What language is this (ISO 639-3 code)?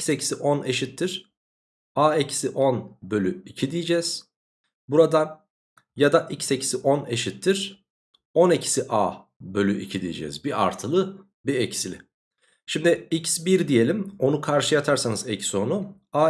tur